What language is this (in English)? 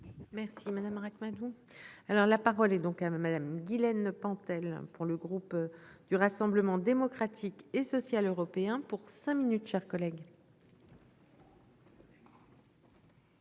French